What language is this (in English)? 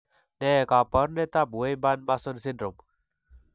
Kalenjin